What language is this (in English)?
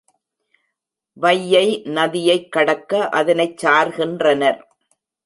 Tamil